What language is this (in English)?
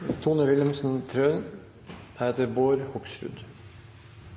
Norwegian Nynorsk